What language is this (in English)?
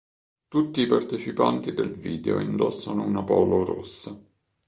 Italian